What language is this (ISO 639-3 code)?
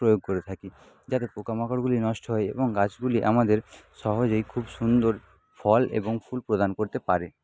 ben